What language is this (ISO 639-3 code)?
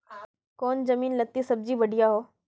mag